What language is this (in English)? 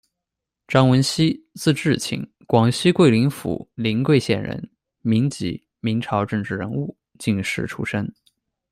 Chinese